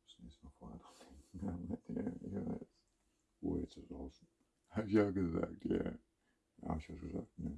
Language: German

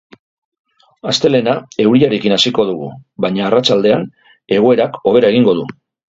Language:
Basque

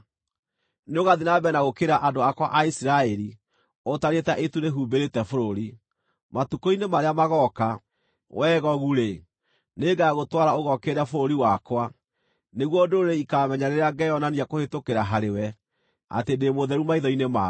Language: Kikuyu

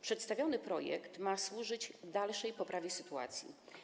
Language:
Polish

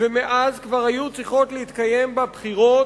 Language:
Hebrew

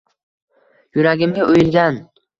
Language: Uzbek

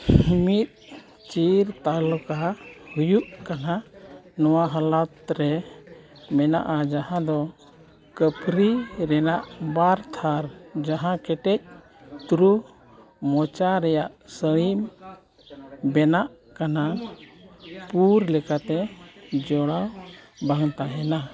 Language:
Santali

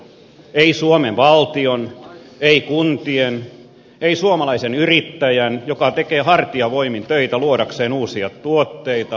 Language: Finnish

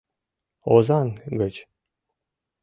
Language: Mari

